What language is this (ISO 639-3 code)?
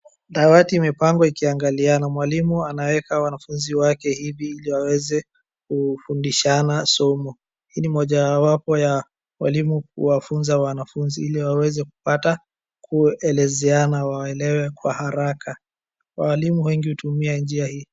swa